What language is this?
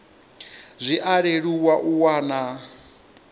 Venda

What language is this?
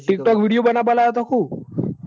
Gujarati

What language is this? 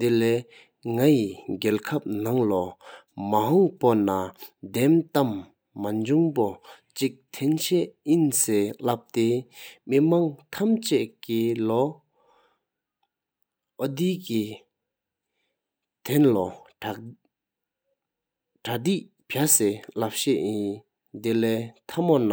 Sikkimese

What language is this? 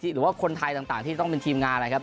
Thai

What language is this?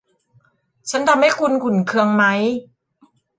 Thai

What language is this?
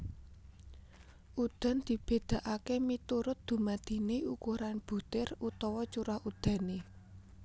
Javanese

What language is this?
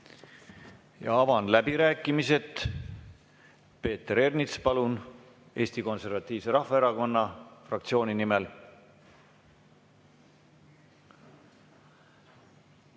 Estonian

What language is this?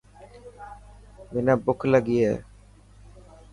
Dhatki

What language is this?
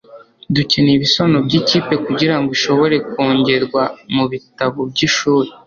Kinyarwanda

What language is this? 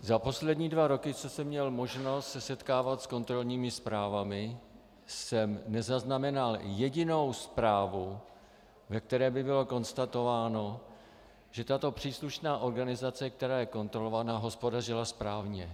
Czech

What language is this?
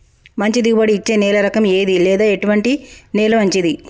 Telugu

